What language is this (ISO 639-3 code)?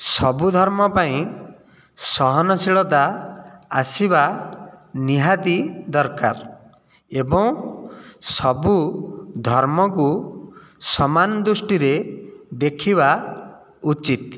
ori